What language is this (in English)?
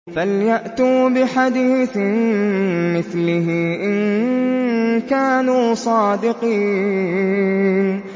Arabic